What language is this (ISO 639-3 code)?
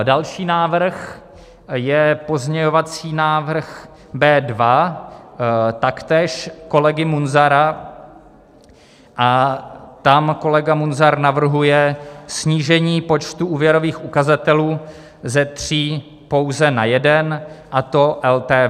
ces